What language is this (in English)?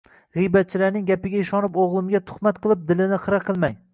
Uzbek